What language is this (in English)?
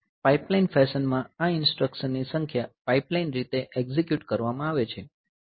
Gujarati